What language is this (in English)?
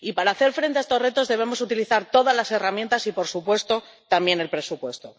Spanish